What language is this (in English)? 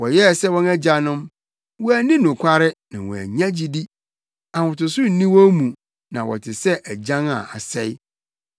Akan